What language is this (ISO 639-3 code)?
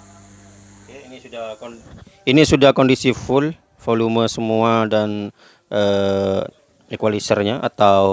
ind